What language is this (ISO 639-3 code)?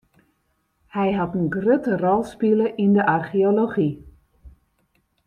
fry